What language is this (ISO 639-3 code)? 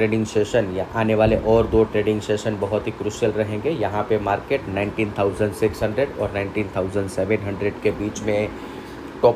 hin